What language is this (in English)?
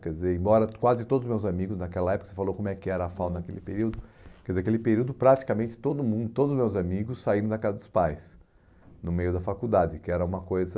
Portuguese